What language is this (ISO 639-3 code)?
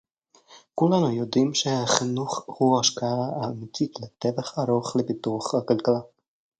heb